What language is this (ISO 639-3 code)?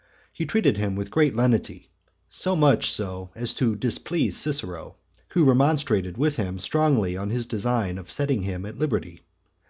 eng